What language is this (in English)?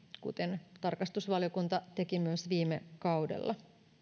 Finnish